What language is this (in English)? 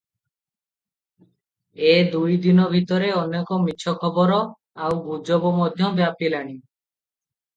Odia